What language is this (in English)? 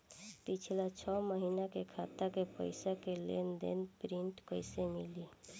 Bhojpuri